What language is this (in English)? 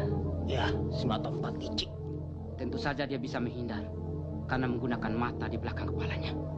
Indonesian